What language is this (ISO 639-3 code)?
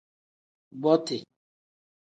kdh